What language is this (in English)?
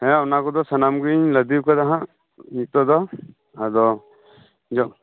Santali